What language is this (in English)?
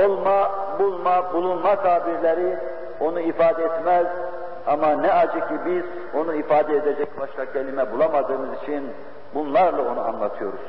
Turkish